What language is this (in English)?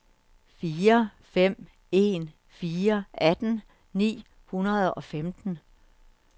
Danish